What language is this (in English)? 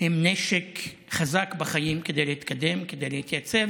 Hebrew